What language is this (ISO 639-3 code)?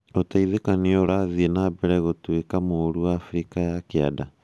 kik